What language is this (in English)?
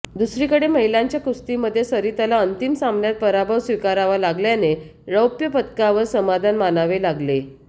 Marathi